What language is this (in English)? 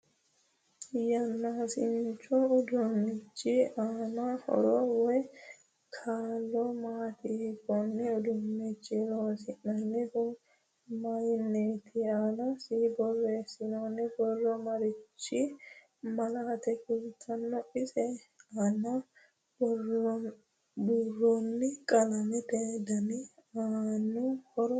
Sidamo